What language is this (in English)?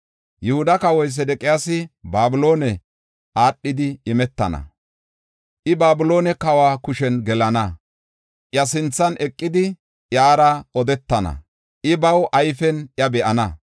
Gofa